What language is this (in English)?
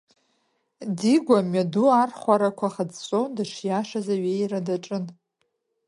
Abkhazian